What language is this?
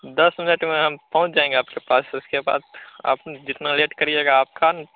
Hindi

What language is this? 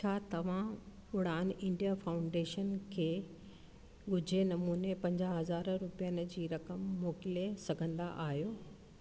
Sindhi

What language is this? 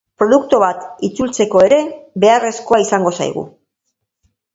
Basque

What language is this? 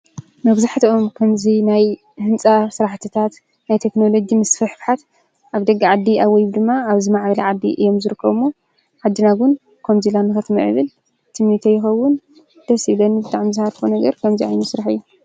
Tigrinya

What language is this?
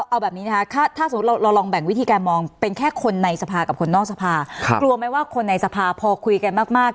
Thai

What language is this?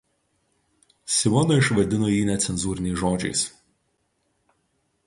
Lithuanian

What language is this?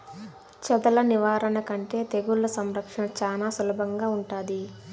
Telugu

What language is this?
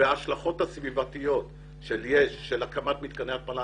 Hebrew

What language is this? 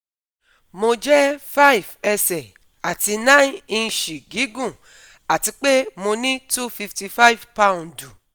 Yoruba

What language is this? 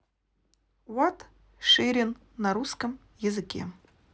Russian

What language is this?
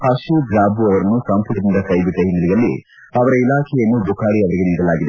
Kannada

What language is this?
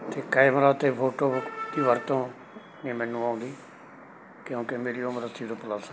Punjabi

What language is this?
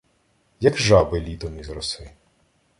Ukrainian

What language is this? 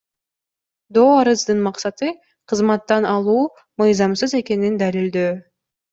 Kyrgyz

